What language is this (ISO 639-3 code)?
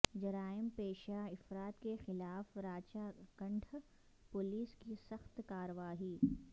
urd